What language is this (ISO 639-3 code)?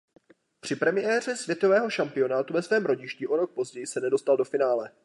ces